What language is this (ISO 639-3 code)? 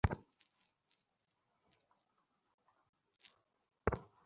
ben